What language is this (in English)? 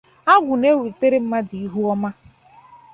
Igbo